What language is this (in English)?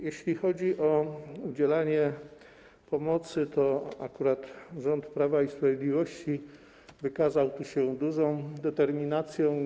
Polish